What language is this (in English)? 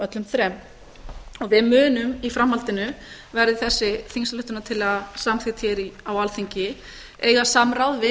Icelandic